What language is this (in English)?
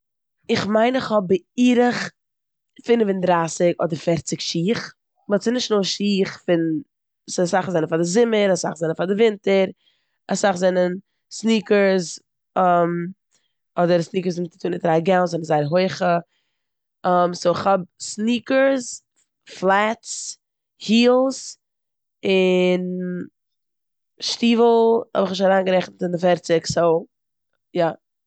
Yiddish